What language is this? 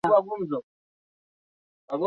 Swahili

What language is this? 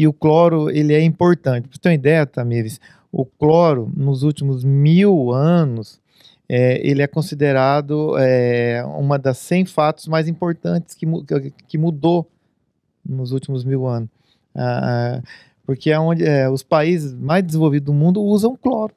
Portuguese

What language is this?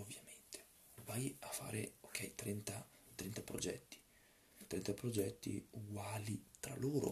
Italian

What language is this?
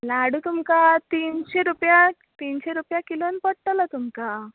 Konkani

